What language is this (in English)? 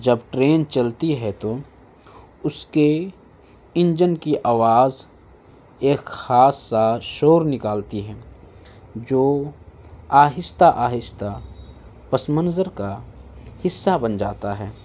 Urdu